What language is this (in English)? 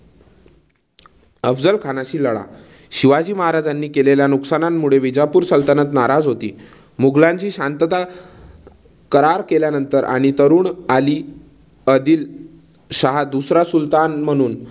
Marathi